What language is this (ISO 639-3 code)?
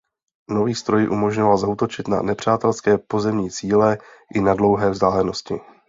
ces